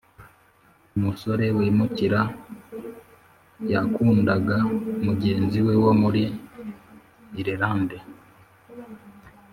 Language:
Kinyarwanda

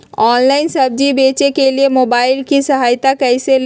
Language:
Magahi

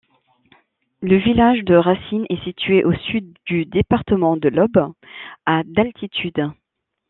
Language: French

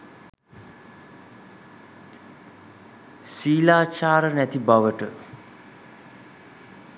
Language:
Sinhala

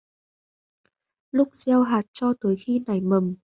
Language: Vietnamese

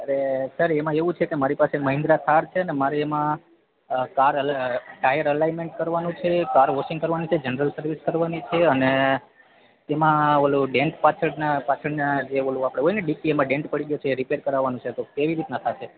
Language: Gujarati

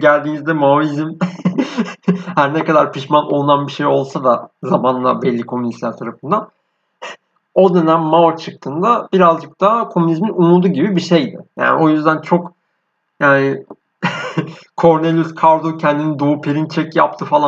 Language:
Turkish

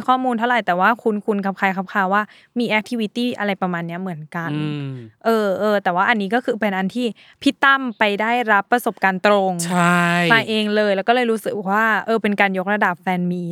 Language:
Thai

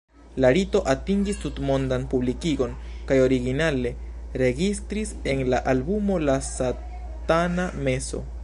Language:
Esperanto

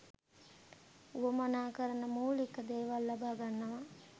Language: Sinhala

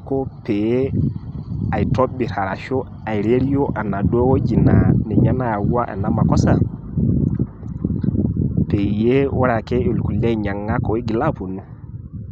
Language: Masai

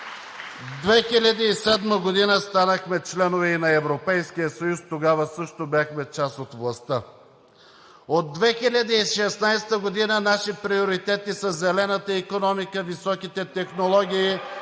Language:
Bulgarian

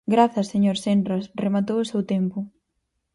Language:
Galician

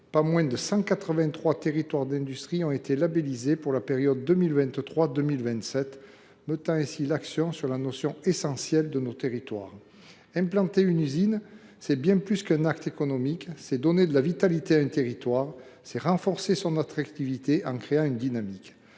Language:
French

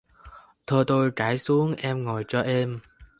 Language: Vietnamese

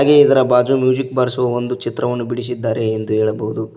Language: Kannada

